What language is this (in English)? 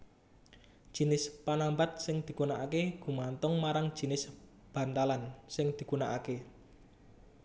Javanese